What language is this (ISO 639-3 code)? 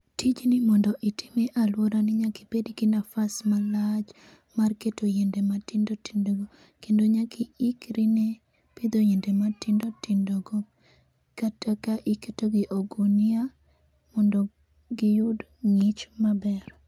luo